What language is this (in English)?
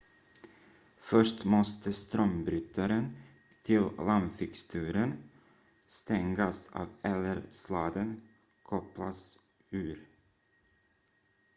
Swedish